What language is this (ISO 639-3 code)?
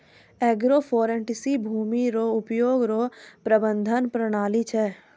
mai